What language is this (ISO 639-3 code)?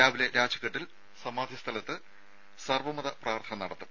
mal